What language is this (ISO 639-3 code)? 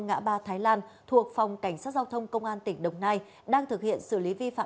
vie